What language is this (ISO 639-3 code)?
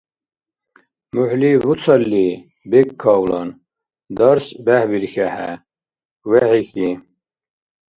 dar